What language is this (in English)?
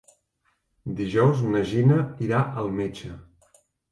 Catalan